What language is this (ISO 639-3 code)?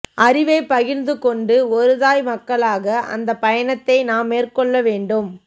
tam